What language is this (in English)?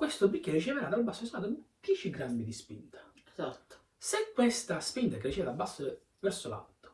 Italian